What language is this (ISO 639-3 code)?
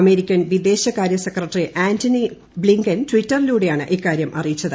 mal